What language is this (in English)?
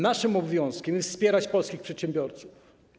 Polish